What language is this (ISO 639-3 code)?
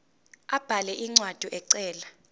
zul